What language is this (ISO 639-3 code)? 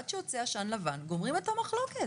heb